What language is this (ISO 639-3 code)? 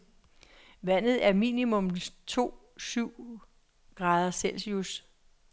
dan